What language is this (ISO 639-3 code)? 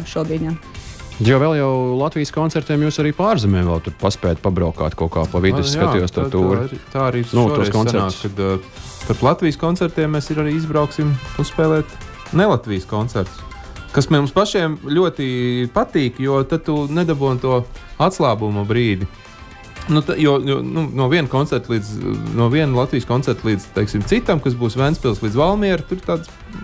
lav